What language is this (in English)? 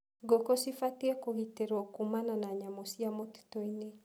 Kikuyu